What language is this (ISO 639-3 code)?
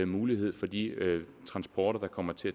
dan